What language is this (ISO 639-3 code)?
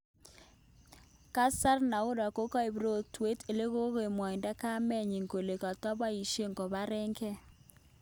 kln